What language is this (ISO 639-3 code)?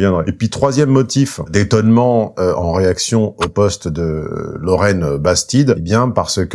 fra